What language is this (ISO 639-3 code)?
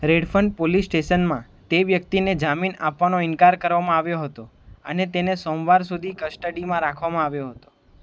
guj